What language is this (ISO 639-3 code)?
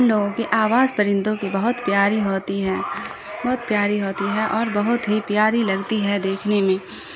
urd